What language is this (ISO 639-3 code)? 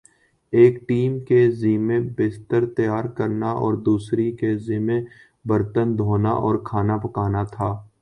urd